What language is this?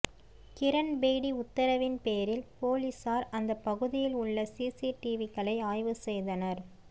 Tamil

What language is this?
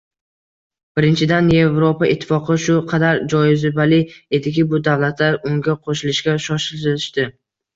Uzbek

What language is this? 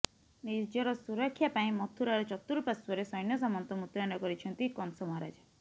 Odia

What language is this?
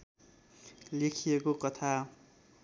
Nepali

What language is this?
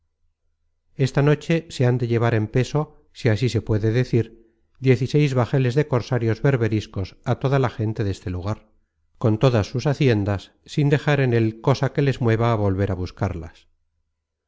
Spanish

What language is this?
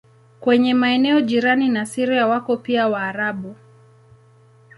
Swahili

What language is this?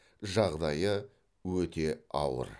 Kazakh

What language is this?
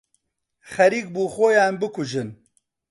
Central Kurdish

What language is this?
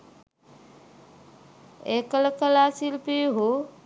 Sinhala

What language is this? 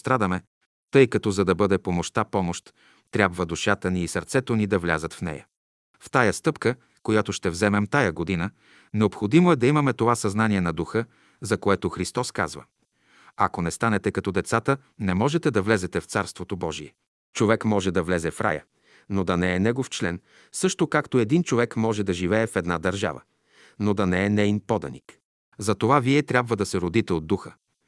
Bulgarian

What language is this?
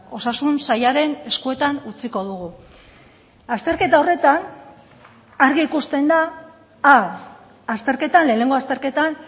Basque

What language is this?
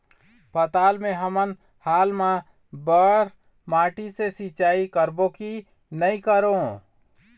Chhattisgarhi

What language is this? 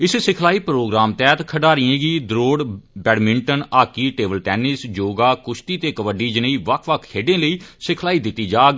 Dogri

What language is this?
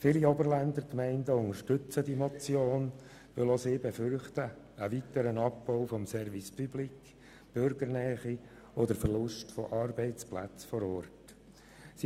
Swiss German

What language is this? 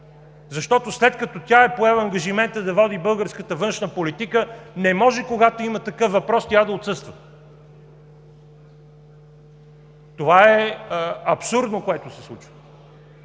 Bulgarian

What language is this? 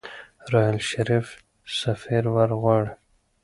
Pashto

